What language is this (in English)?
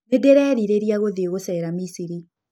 Kikuyu